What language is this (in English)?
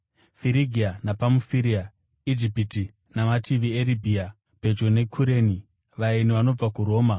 Shona